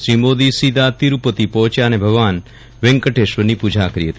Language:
Gujarati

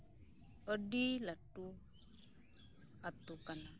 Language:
Santali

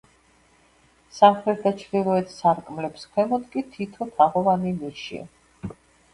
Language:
Georgian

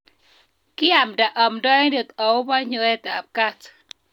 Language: Kalenjin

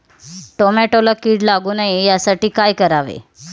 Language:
Marathi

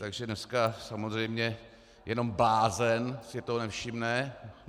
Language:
Czech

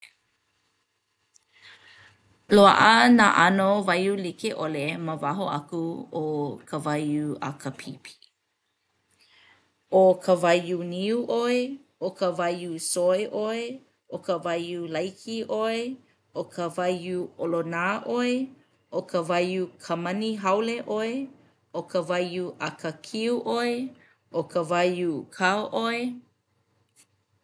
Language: Hawaiian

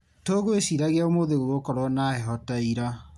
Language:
Kikuyu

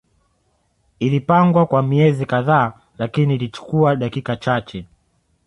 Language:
Swahili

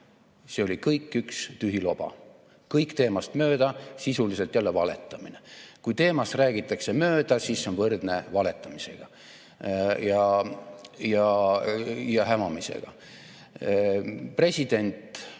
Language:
Estonian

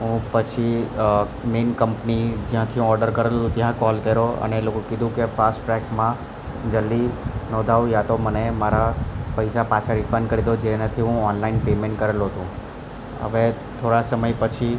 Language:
Gujarati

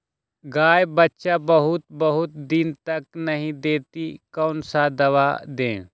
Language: Magahi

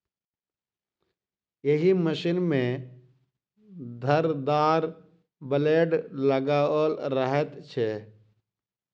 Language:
Maithili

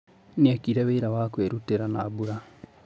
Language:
Kikuyu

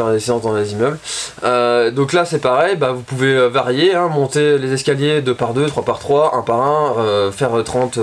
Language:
French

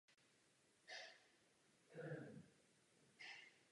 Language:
Czech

